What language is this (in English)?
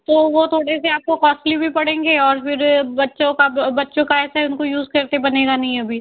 Hindi